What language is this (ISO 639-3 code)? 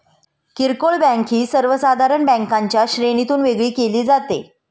mar